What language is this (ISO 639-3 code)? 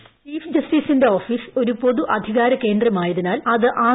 mal